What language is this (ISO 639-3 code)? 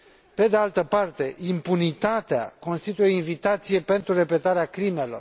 ron